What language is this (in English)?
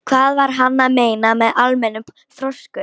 Icelandic